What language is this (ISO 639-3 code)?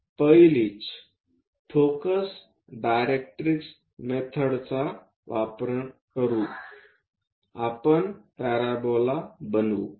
mar